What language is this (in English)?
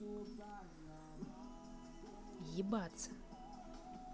Russian